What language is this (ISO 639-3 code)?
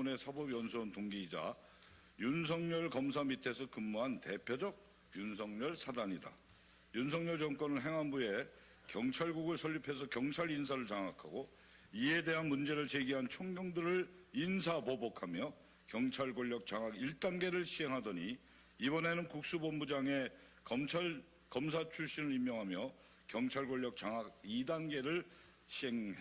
kor